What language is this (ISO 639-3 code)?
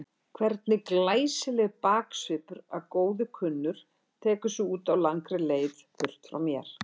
isl